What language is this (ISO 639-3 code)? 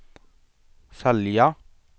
swe